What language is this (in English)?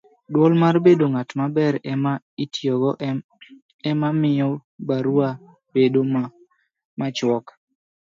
Luo (Kenya and Tanzania)